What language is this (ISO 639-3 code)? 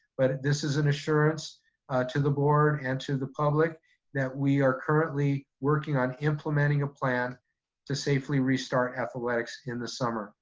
eng